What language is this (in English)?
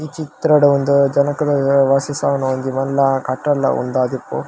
Tulu